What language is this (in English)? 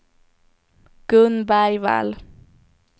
Swedish